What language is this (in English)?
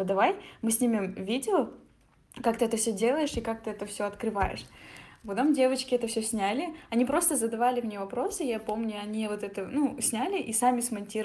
Russian